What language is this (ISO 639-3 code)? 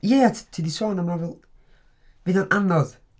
cym